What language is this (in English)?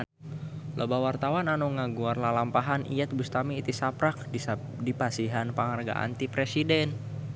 Sundanese